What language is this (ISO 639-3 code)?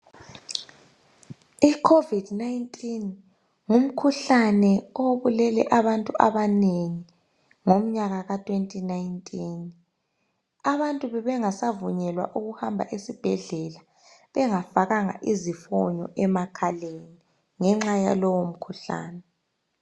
nde